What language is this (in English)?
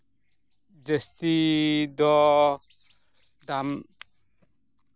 Santali